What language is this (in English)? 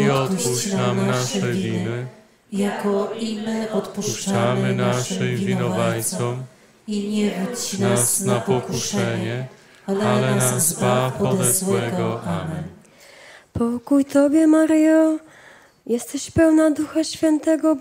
Polish